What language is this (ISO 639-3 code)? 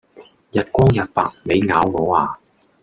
yue